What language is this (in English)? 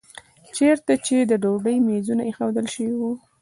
Pashto